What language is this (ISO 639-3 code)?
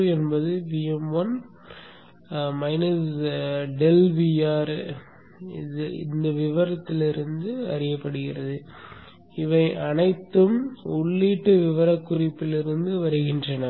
tam